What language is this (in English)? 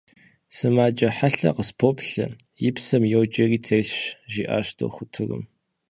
Kabardian